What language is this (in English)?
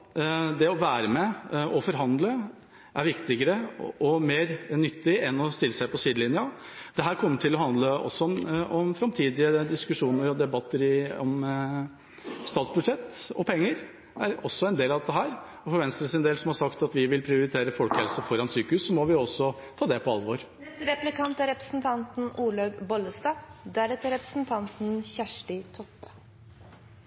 Norwegian Bokmål